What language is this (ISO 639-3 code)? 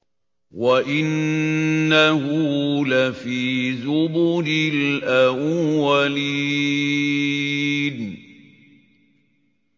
ara